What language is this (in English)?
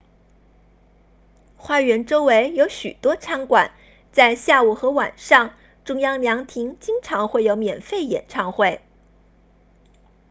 Chinese